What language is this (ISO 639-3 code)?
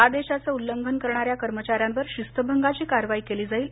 mar